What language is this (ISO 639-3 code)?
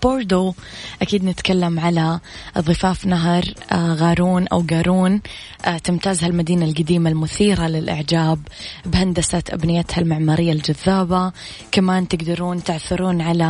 ara